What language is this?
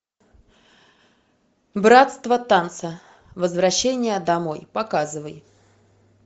Russian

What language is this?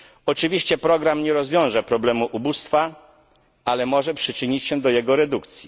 Polish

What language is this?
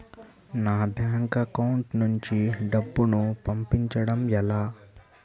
Telugu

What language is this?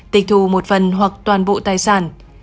Vietnamese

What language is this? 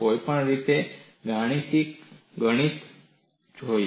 Gujarati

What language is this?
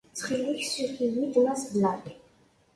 Kabyle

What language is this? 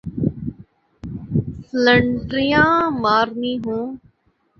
Urdu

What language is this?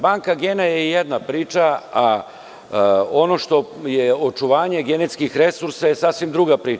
Serbian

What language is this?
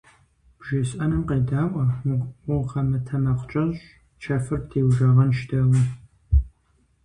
Kabardian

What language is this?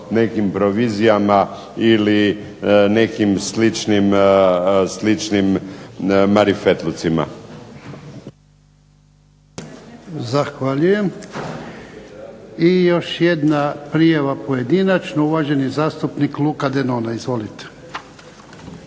Croatian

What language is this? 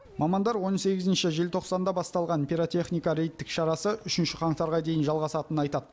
Kazakh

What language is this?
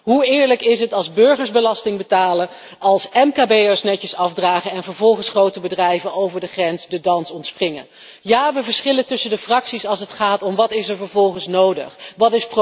Dutch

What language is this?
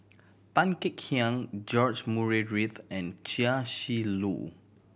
English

